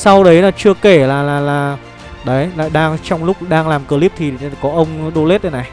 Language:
Vietnamese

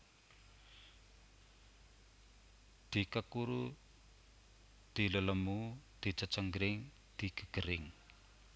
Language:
Javanese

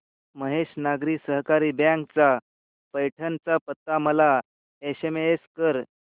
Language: Marathi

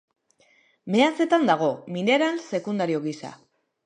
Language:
Basque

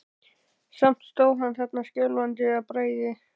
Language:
Icelandic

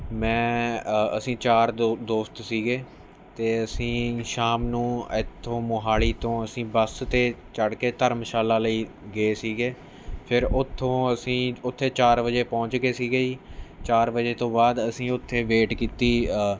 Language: Punjabi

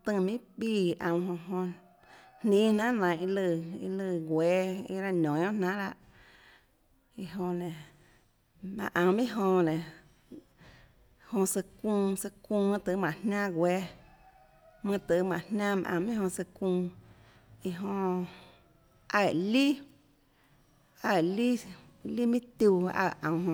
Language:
Tlacoatzintepec Chinantec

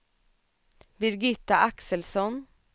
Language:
Swedish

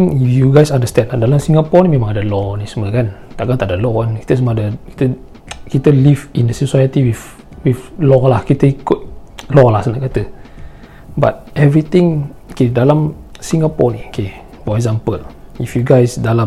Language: Malay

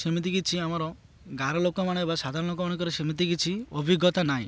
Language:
Odia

